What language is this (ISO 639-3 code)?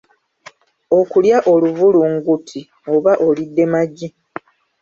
lug